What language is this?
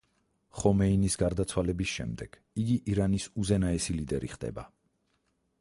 Georgian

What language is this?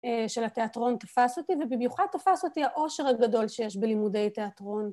Hebrew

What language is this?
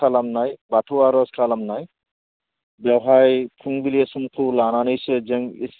Bodo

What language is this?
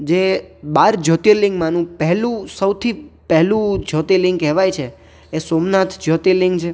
Gujarati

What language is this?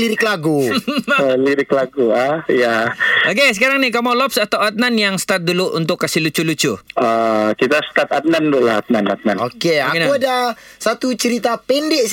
Malay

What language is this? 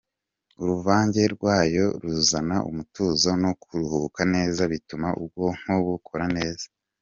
Kinyarwanda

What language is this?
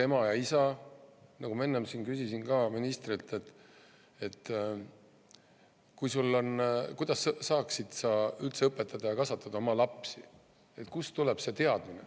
Estonian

